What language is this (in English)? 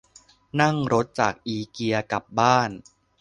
Thai